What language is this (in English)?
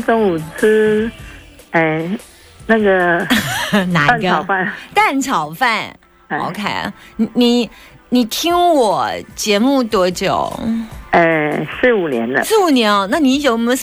Chinese